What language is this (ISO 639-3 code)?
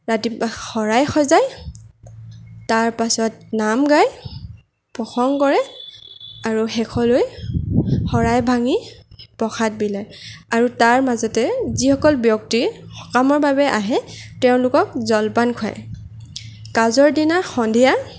asm